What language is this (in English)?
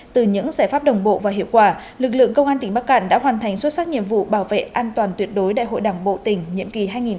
Vietnamese